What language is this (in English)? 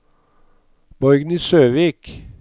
Norwegian